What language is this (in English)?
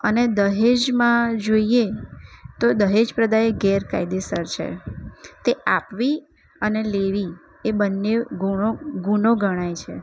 Gujarati